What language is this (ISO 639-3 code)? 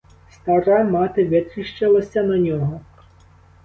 ukr